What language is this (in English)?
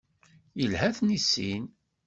Kabyle